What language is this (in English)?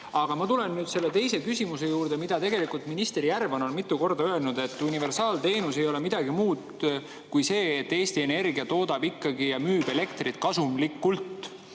Estonian